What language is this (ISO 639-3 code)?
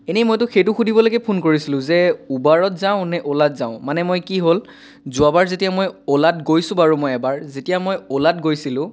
asm